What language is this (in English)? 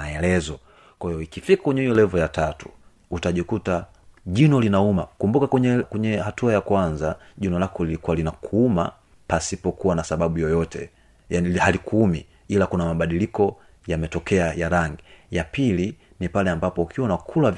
Swahili